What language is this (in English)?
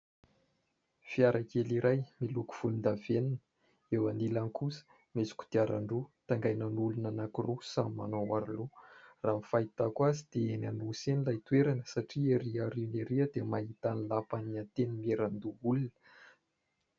Malagasy